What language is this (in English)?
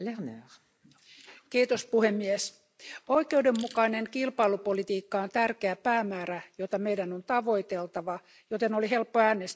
Finnish